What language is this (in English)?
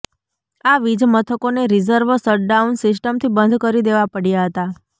Gujarati